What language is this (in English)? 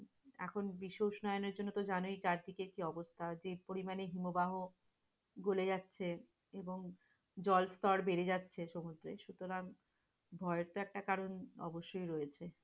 Bangla